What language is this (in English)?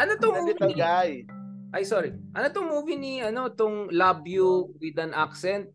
Filipino